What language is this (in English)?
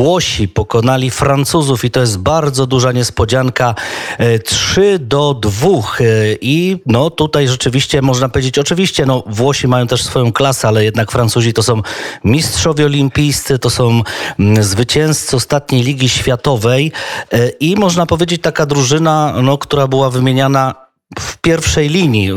Polish